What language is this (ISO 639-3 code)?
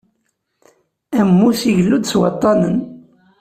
kab